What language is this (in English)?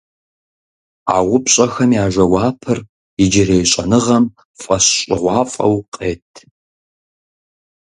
Kabardian